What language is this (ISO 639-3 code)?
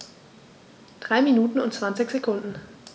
deu